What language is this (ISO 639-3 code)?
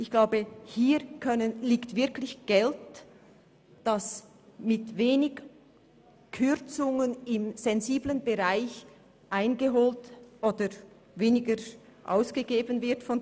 gsw